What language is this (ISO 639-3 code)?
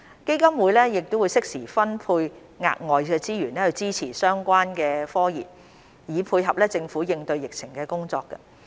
yue